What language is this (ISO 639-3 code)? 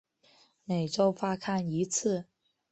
zho